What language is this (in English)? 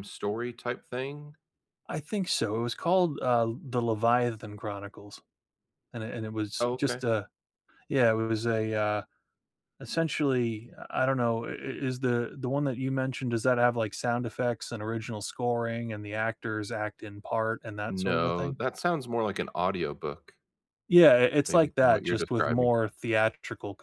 English